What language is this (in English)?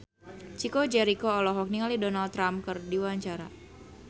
Sundanese